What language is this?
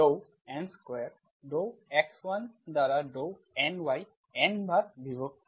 Bangla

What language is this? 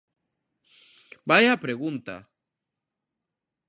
Galician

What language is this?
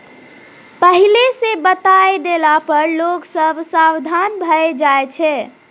Maithili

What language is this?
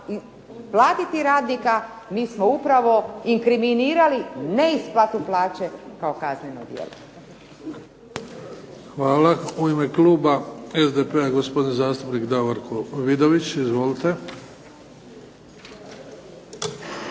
Croatian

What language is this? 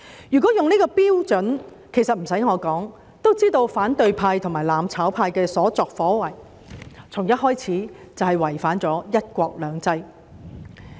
Cantonese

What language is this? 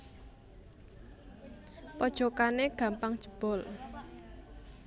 Javanese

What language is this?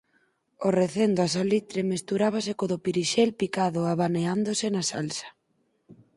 Galician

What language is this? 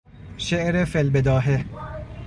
Persian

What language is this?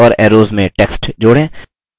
Hindi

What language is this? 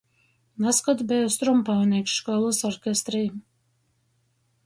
Latgalian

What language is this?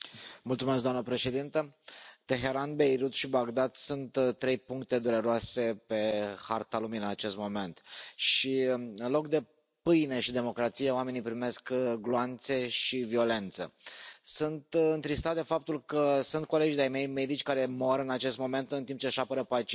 Romanian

